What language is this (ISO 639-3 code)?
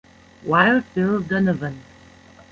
eng